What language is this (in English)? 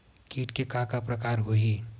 Chhattisgarhi